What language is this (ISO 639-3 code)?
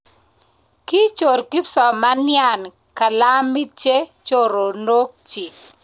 kln